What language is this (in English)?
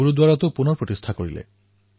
Assamese